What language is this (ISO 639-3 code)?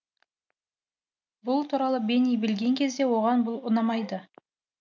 kaz